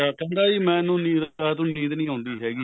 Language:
Punjabi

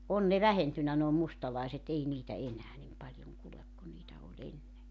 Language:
Finnish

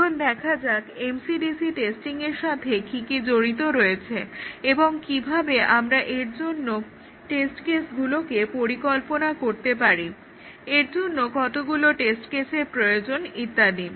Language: Bangla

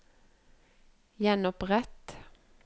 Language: Norwegian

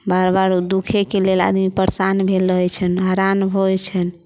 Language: Maithili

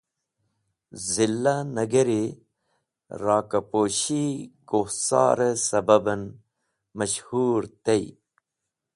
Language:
Wakhi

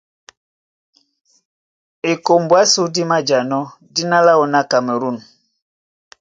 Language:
Duala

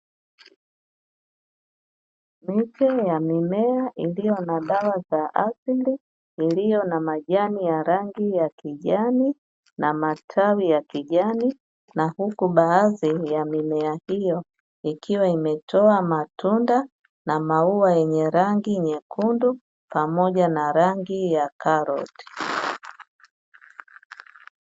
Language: Swahili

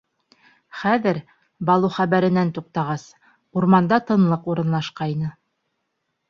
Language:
Bashkir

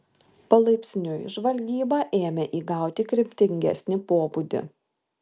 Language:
Lithuanian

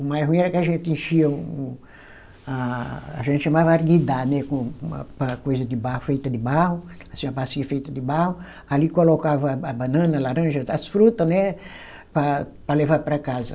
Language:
Portuguese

